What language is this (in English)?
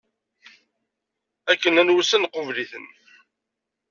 Kabyle